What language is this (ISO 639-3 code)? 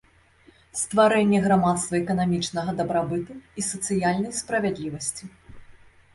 bel